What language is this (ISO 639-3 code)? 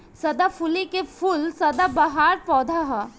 bho